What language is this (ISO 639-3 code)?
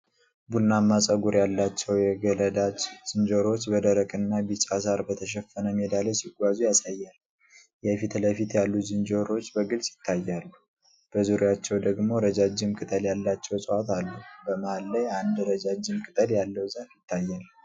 amh